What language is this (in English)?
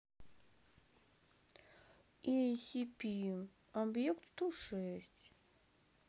Russian